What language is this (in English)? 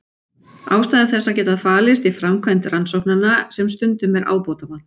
Icelandic